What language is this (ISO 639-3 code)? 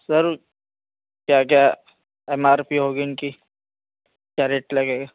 urd